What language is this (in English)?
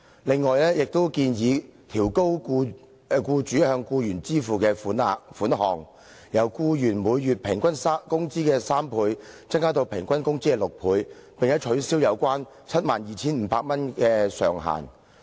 Cantonese